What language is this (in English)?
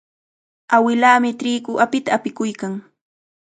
Cajatambo North Lima Quechua